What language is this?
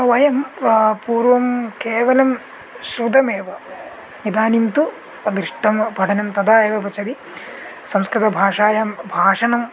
Sanskrit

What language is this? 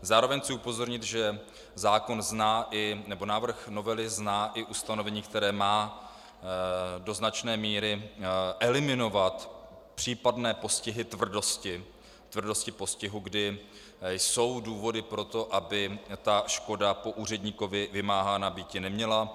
Czech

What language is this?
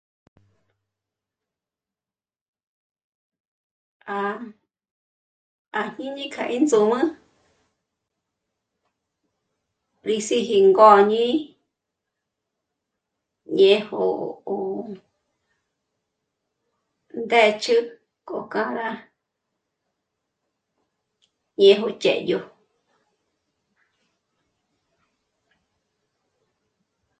Michoacán Mazahua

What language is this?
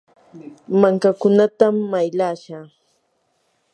Yanahuanca Pasco Quechua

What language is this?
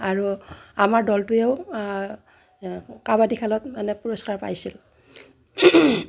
Assamese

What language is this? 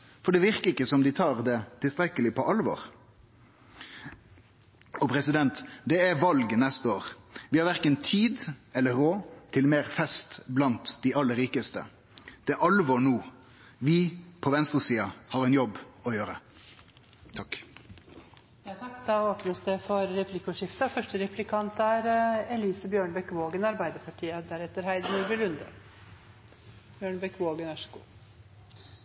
Norwegian Nynorsk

